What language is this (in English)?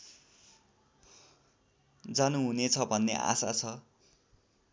Nepali